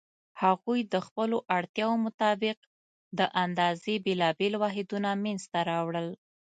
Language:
Pashto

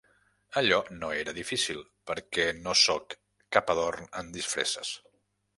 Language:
Catalan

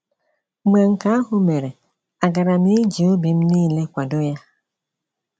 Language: Igbo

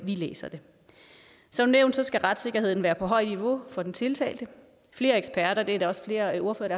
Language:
Danish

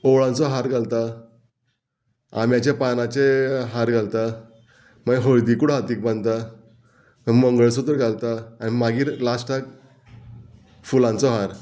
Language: Konkani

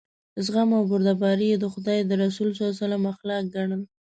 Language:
Pashto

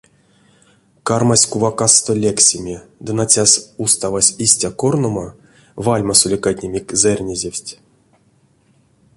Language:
Erzya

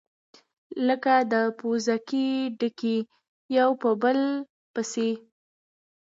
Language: Pashto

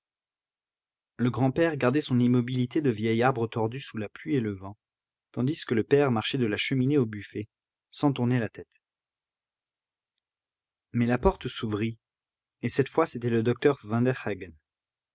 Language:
French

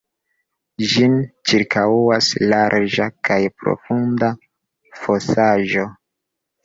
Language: Esperanto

